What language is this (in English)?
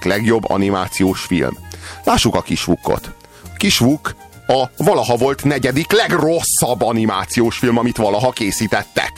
Hungarian